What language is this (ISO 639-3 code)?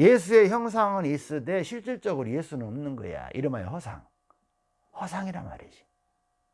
kor